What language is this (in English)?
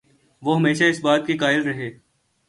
Urdu